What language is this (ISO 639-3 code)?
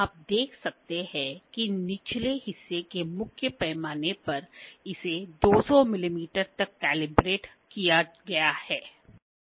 hin